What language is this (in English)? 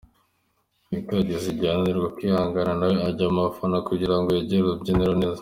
Kinyarwanda